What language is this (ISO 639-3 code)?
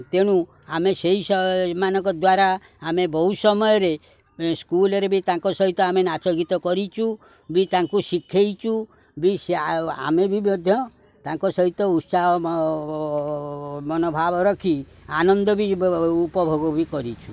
ori